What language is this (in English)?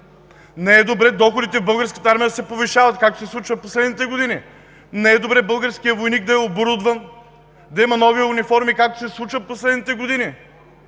Bulgarian